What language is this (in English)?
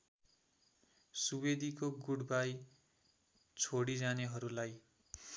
Nepali